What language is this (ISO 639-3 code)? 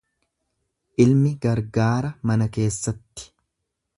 orm